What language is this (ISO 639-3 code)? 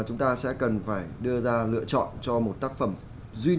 vie